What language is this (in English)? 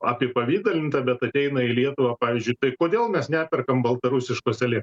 Lithuanian